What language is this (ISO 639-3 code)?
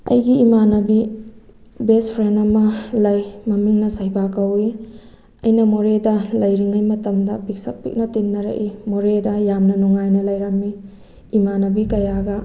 mni